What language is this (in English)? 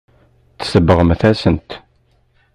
Kabyle